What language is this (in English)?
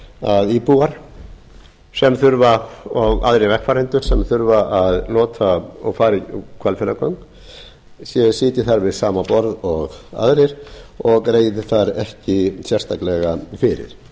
Icelandic